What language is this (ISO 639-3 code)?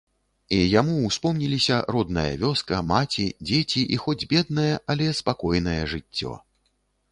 bel